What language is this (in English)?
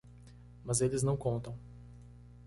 Portuguese